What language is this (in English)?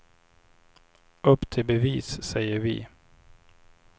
Swedish